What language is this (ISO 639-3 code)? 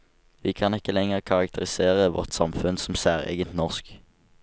nor